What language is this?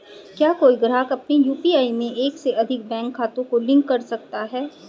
Hindi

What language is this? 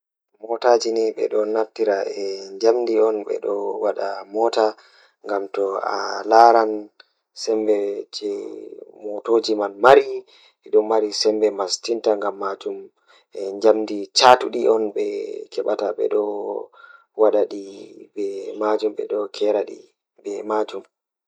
Fula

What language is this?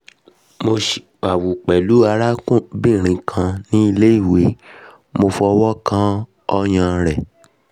Yoruba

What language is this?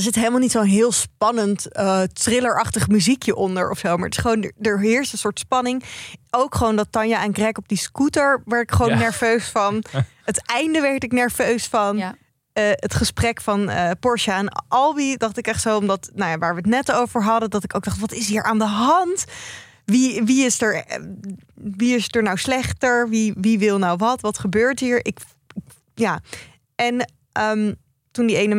Dutch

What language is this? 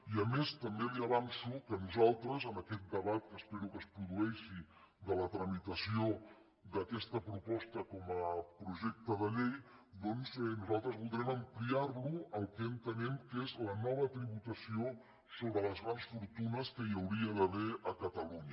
Catalan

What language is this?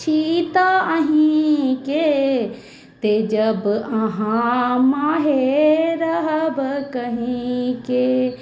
Maithili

